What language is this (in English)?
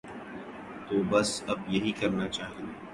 Urdu